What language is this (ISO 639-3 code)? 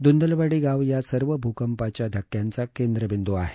mar